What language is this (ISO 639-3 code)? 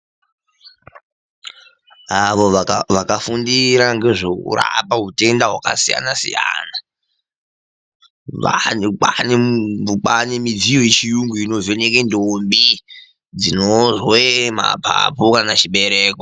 ndc